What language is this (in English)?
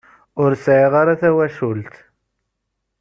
Kabyle